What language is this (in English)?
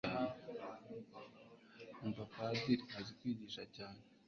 Kinyarwanda